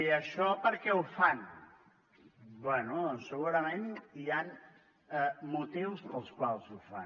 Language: Catalan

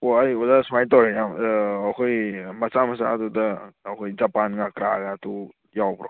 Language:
Manipuri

